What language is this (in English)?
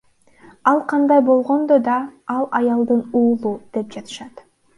Kyrgyz